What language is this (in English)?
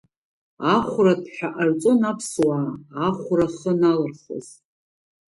Abkhazian